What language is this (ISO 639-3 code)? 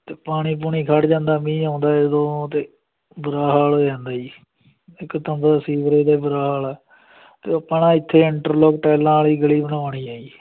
pan